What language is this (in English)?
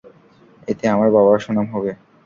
Bangla